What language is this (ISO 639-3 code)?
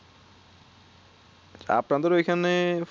ben